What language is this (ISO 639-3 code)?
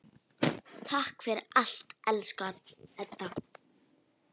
isl